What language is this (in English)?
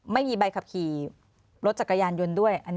Thai